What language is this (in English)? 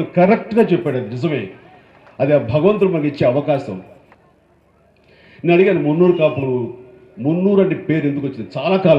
Telugu